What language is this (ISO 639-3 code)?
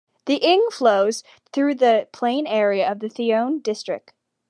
eng